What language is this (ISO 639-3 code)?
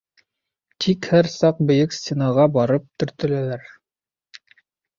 bak